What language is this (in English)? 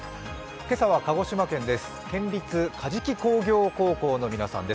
Japanese